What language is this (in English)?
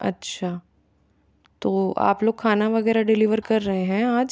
Hindi